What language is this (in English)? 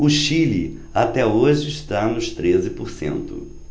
Portuguese